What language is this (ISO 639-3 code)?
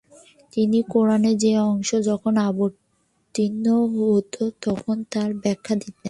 ben